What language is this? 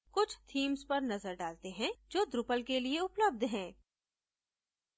Hindi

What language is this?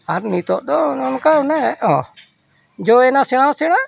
Santali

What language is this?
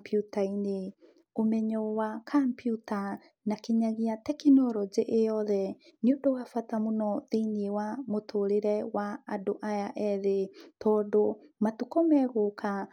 Kikuyu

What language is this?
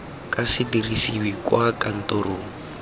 Tswana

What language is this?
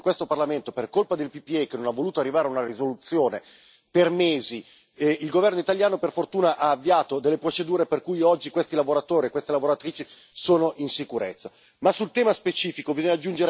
Italian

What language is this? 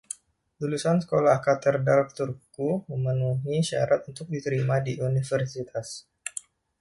Indonesian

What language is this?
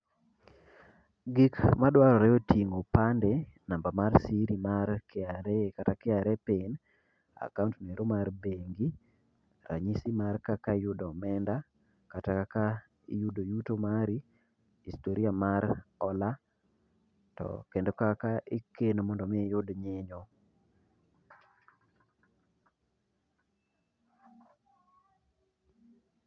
Luo (Kenya and Tanzania)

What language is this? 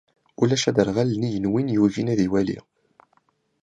Kabyle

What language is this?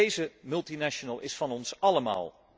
Dutch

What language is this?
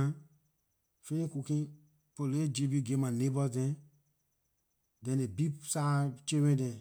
Liberian English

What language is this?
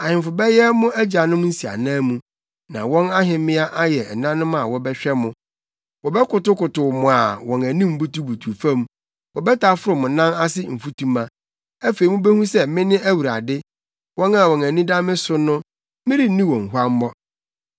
Akan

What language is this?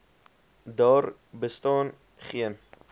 Afrikaans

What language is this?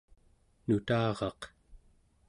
Central Yupik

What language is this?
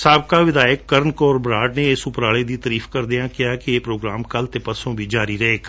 Punjabi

